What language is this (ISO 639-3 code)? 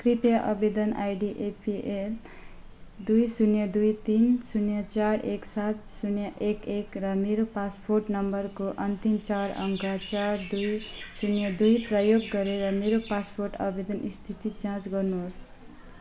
nep